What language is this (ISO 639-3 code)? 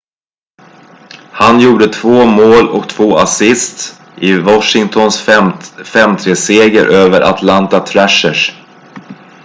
swe